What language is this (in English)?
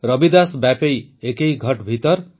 Odia